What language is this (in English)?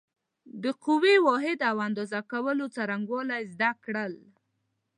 Pashto